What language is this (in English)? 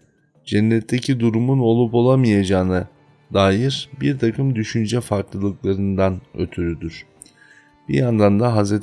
Turkish